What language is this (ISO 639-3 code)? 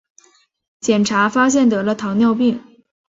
zho